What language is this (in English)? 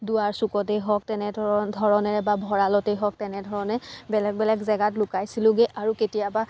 Assamese